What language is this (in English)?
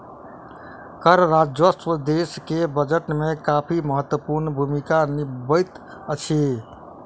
Maithili